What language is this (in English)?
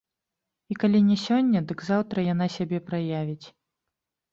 Belarusian